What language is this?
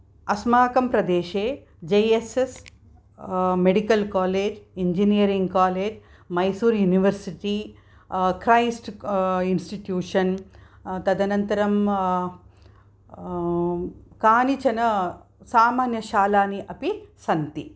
Sanskrit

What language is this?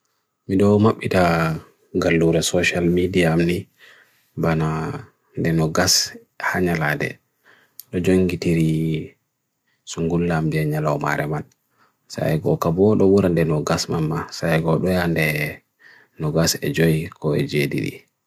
Bagirmi Fulfulde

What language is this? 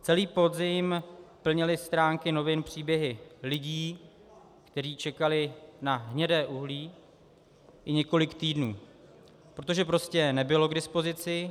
Czech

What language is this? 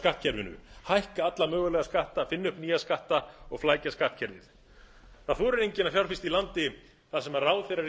Icelandic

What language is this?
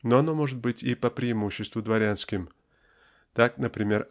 Russian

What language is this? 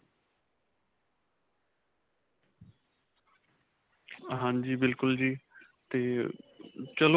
Punjabi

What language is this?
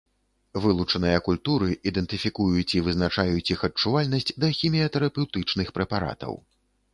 Belarusian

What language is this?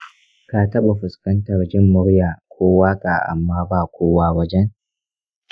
Hausa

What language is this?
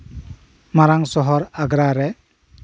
Santali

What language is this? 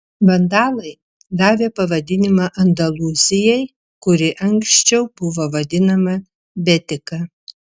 Lithuanian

